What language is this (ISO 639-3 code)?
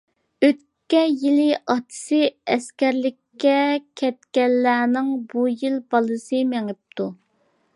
uig